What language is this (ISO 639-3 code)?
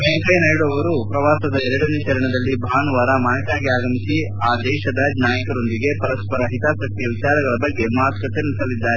kan